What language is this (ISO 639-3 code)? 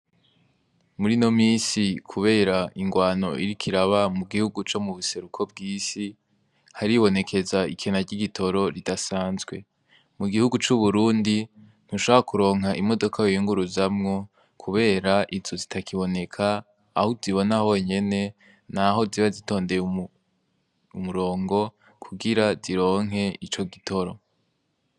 run